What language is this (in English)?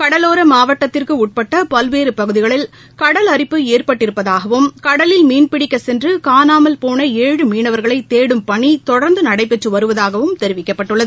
Tamil